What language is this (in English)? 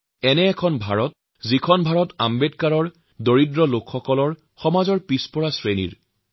Assamese